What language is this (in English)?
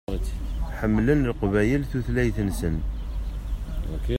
Kabyle